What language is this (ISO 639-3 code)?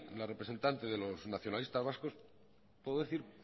spa